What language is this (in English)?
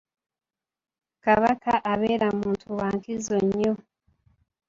Ganda